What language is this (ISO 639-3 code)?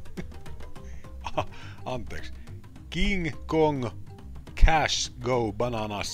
fin